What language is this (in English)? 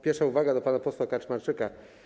Polish